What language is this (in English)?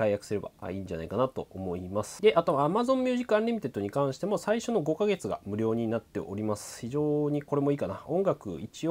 Japanese